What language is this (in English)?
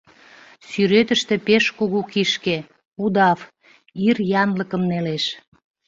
Mari